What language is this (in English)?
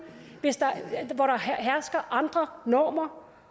Danish